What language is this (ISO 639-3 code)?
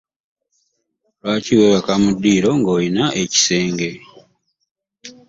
lug